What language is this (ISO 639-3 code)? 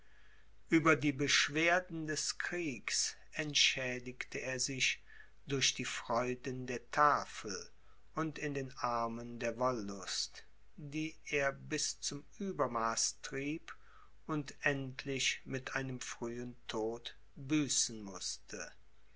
deu